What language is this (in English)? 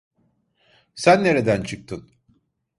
Turkish